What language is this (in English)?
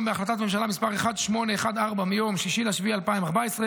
Hebrew